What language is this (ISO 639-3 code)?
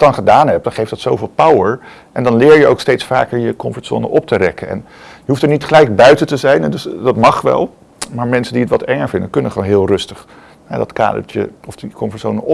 nld